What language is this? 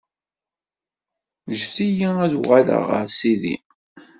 Kabyle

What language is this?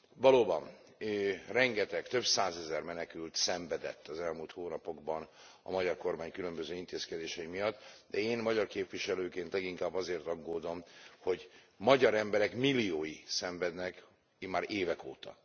Hungarian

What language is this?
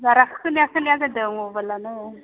Bodo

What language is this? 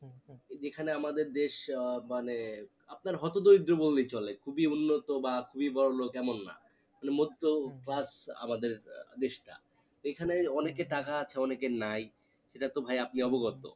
Bangla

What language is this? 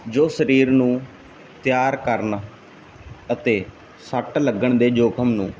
Punjabi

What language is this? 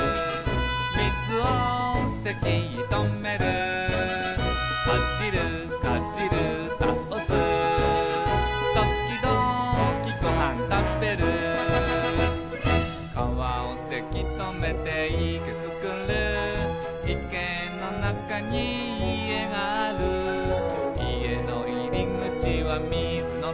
Japanese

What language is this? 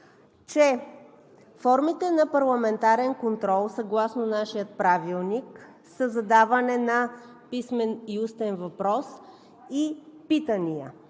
Bulgarian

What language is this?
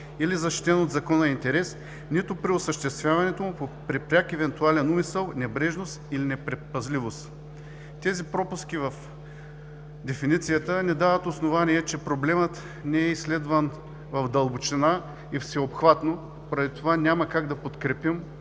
Bulgarian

